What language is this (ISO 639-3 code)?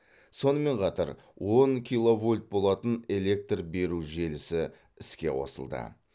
kaz